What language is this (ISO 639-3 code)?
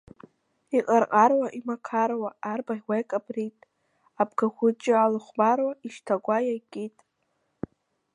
abk